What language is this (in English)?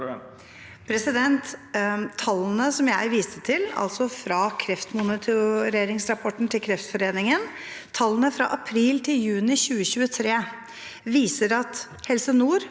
Norwegian